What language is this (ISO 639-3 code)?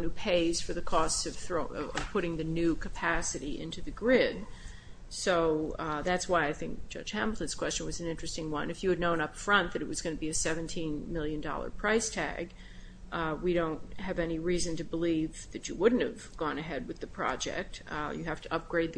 eng